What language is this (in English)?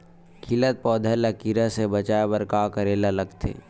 Chhattisgarhi